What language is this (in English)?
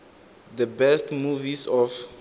Tsonga